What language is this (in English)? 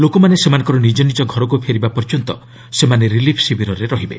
Odia